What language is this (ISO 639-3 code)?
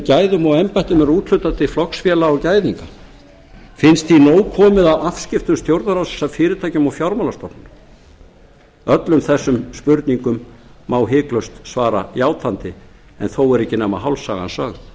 isl